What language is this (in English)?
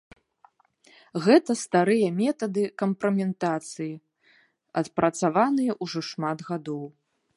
Belarusian